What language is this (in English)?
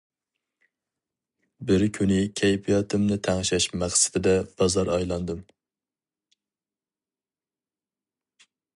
Uyghur